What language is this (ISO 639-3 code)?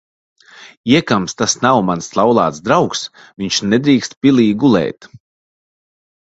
lav